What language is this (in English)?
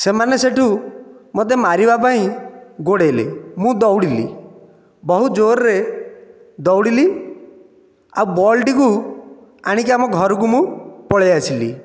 Odia